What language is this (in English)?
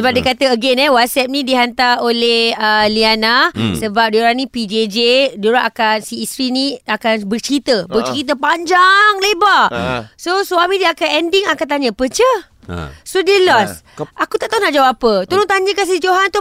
Malay